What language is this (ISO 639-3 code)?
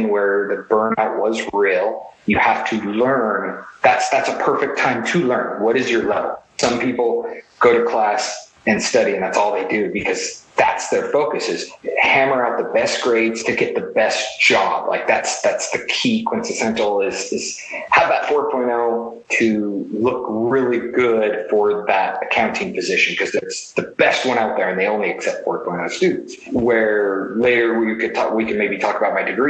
eng